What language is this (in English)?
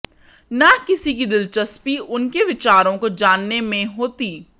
Hindi